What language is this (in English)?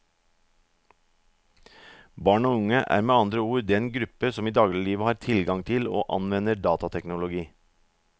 Norwegian